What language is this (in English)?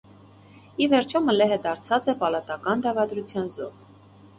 Armenian